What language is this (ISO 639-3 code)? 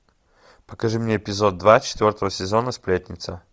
rus